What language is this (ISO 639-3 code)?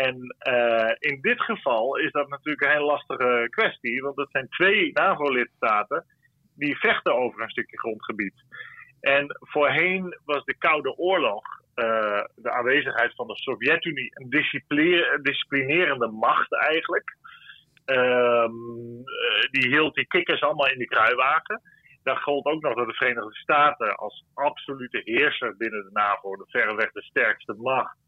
nld